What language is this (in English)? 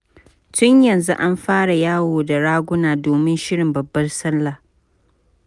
Hausa